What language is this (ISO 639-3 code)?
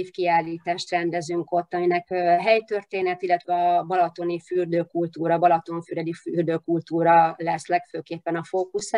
hun